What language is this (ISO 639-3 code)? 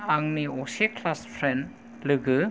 brx